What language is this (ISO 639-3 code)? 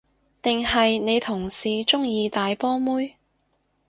yue